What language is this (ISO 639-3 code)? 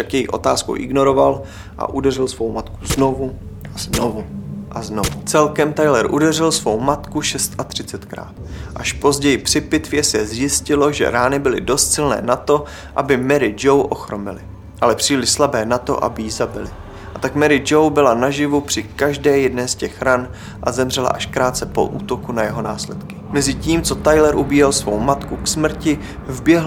ces